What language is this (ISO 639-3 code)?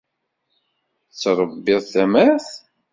kab